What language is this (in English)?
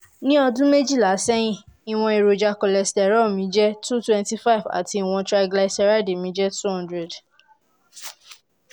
Yoruba